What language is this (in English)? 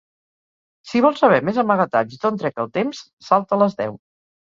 Catalan